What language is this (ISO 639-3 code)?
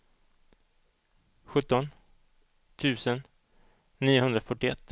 swe